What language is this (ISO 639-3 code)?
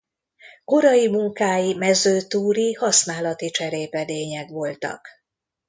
hun